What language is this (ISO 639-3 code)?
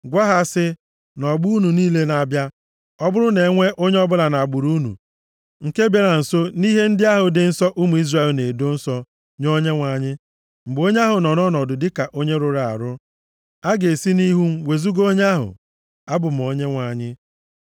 ibo